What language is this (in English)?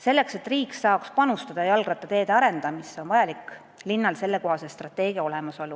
Estonian